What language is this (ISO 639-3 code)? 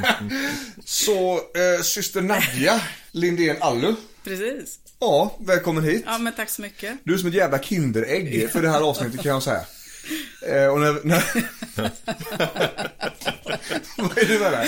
swe